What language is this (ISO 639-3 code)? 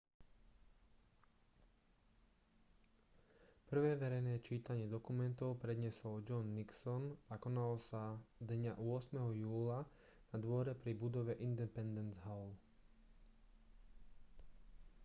slk